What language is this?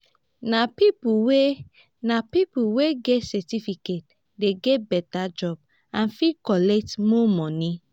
Nigerian Pidgin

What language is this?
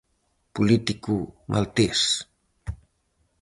Galician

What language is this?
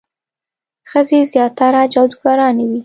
Pashto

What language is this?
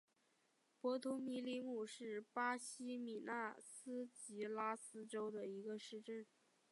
Chinese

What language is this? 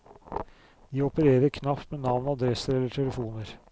Norwegian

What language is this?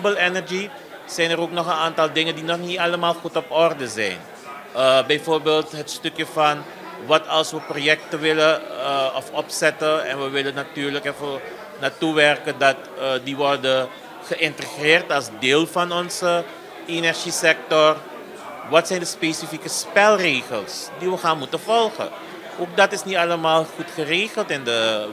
Dutch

